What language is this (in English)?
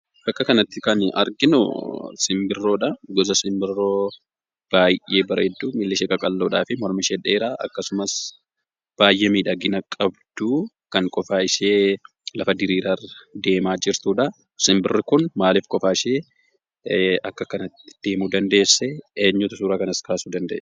Oromo